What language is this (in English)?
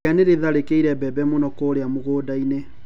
Kikuyu